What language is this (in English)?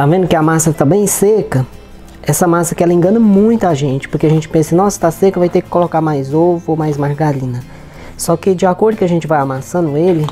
Portuguese